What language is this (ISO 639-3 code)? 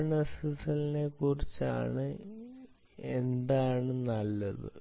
mal